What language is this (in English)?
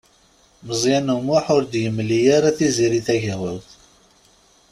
Kabyle